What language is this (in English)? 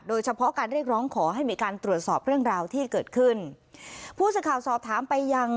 Thai